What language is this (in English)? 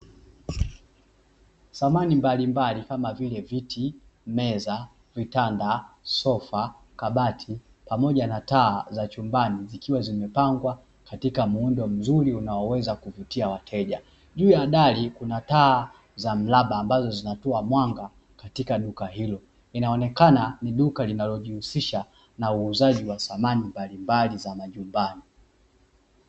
Swahili